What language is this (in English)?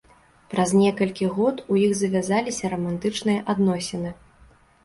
Belarusian